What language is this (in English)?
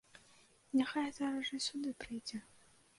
Belarusian